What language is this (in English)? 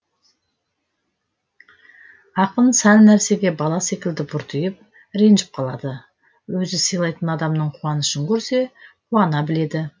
Kazakh